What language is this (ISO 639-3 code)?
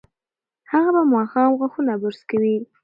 pus